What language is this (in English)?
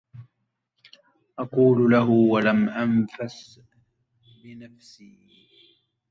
Arabic